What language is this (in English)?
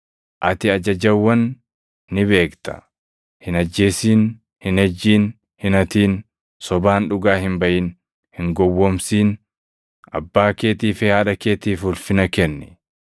Oromo